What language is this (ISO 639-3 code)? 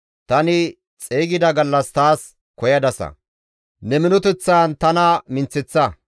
gmv